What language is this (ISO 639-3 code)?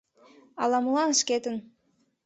chm